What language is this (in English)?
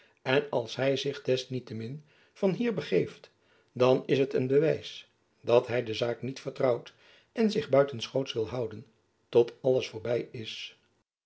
Dutch